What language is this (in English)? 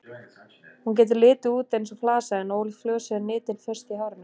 Icelandic